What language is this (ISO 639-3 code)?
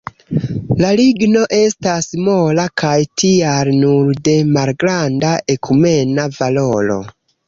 epo